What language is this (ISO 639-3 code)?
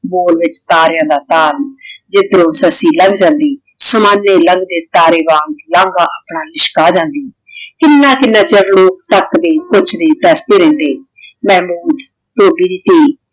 pan